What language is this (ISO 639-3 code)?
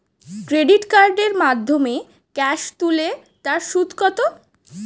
ben